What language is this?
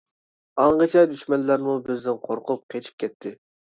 Uyghur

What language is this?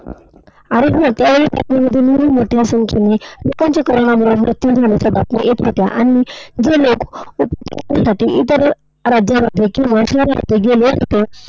Marathi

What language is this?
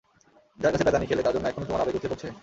Bangla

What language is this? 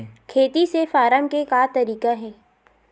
Chhattisgarhi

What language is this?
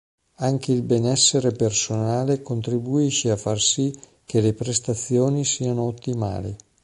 Italian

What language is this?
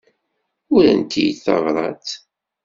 Kabyle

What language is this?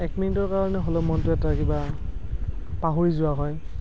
Assamese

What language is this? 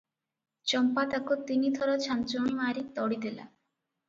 Odia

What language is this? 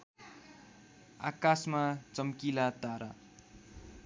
Nepali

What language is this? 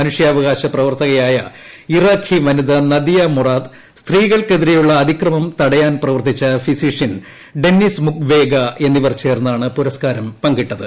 Malayalam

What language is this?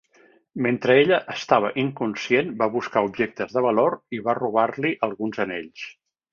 Catalan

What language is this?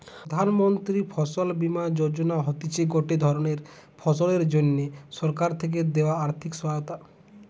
Bangla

